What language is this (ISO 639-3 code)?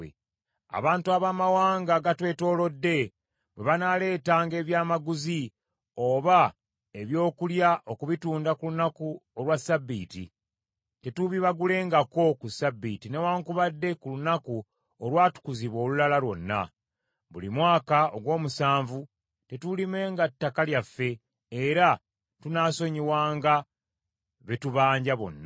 lug